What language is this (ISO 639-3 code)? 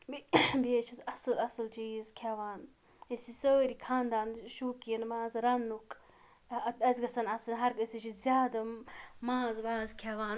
kas